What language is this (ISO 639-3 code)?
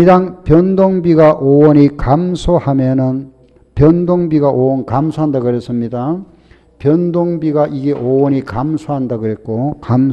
kor